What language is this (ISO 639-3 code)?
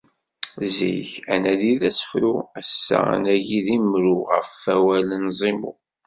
kab